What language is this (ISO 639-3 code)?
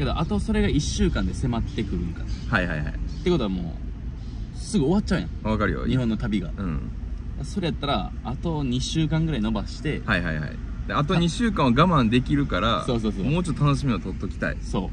jpn